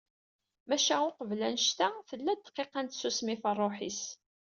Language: Kabyle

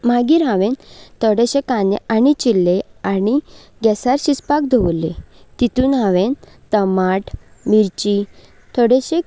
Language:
Konkani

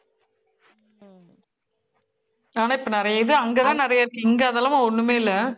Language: Tamil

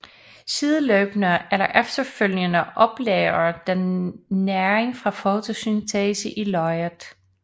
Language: Danish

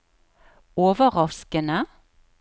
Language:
Norwegian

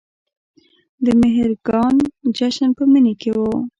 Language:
Pashto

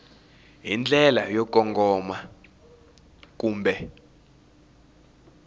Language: Tsonga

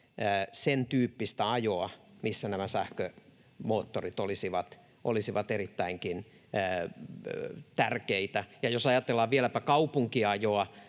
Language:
Finnish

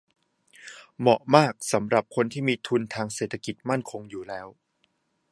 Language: Thai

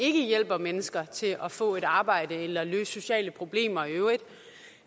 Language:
Danish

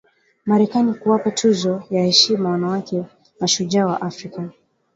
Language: Swahili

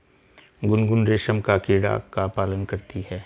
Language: Hindi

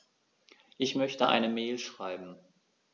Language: German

